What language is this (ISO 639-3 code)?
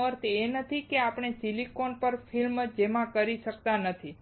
guj